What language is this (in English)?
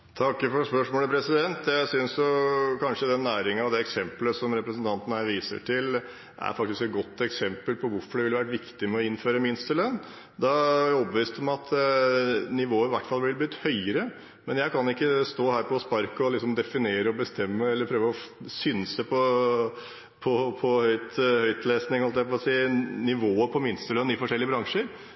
Norwegian